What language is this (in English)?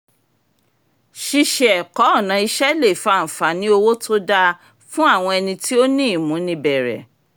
Yoruba